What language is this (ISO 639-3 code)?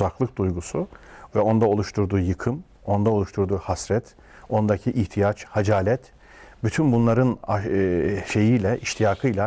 tur